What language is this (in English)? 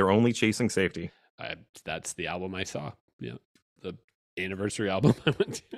English